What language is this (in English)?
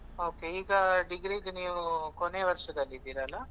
Kannada